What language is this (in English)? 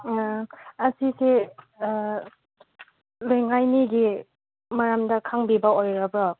Manipuri